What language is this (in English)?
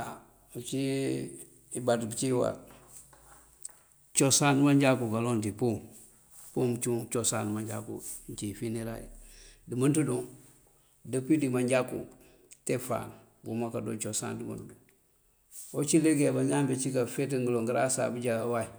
Mandjak